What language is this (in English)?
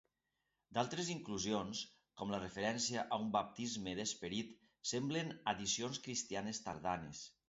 Catalan